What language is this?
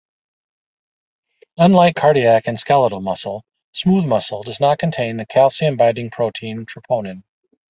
English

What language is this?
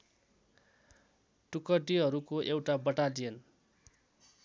Nepali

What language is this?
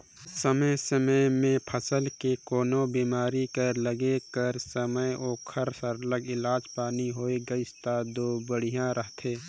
Chhattisgarhi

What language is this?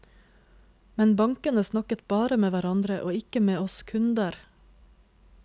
Norwegian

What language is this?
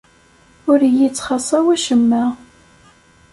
Kabyle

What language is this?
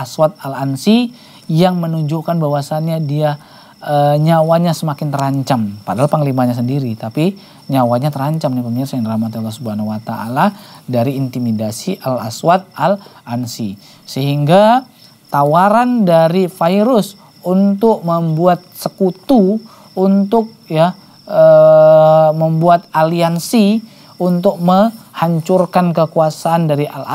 Indonesian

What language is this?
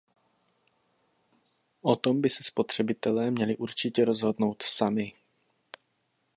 Czech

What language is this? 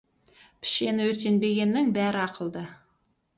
Kazakh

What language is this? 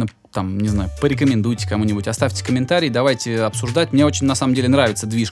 Russian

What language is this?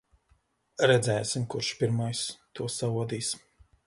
Latvian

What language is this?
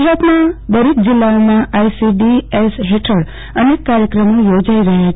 Gujarati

